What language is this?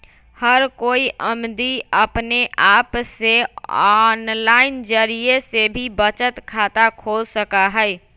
Magahi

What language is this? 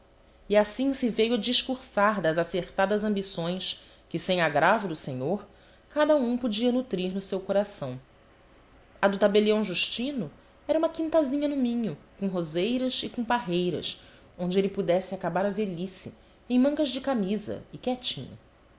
Portuguese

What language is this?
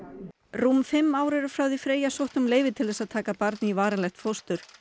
Icelandic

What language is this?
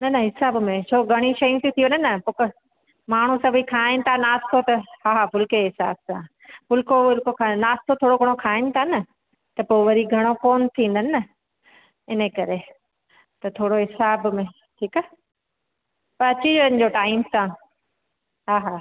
Sindhi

